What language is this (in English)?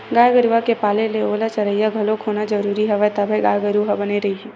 Chhattisgarhi